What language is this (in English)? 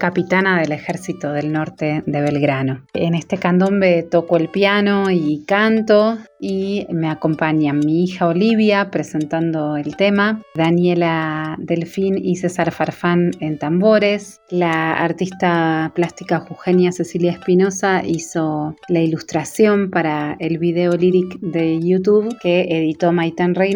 Spanish